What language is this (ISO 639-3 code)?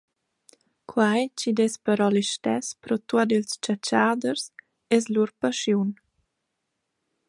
roh